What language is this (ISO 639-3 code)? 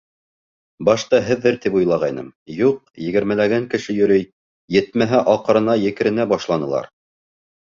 bak